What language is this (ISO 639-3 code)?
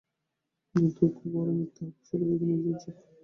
ben